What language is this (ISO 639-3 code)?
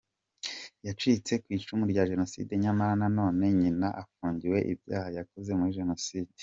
kin